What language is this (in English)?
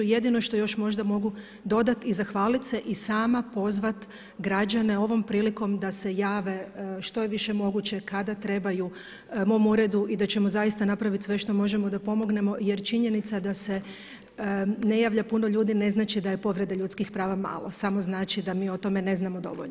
Croatian